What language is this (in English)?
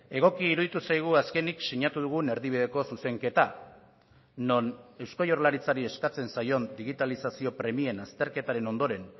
Basque